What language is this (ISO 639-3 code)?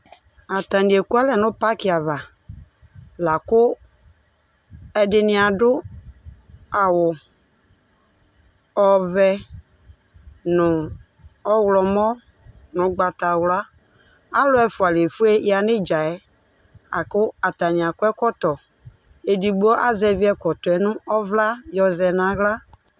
kpo